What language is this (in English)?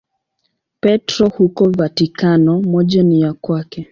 Swahili